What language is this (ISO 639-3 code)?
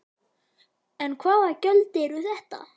isl